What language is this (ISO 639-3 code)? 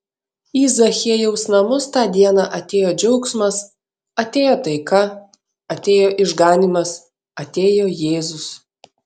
lit